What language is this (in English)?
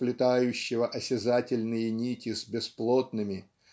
Russian